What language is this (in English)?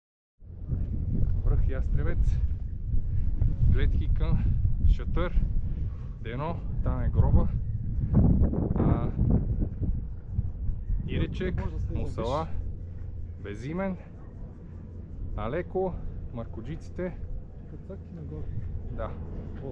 Bulgarian